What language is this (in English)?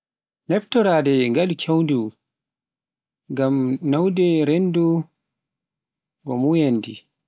Pular